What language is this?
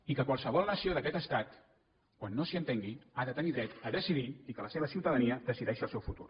Catalan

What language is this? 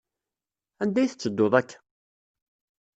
Kabyle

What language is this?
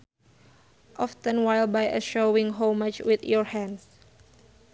Sundanese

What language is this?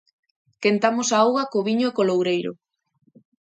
Galician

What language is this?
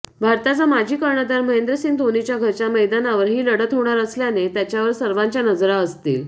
Marathi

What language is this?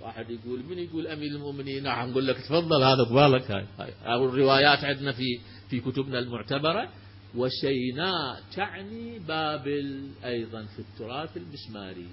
Arabic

